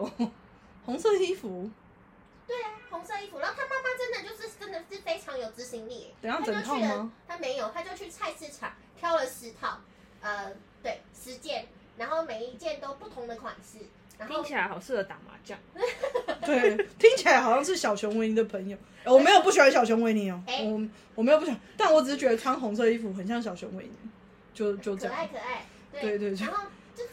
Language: Chinese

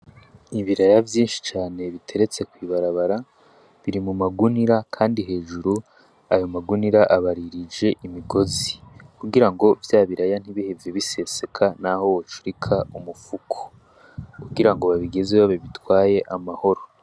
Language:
Rundi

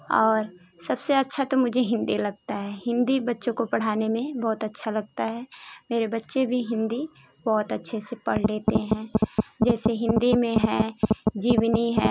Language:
Hindi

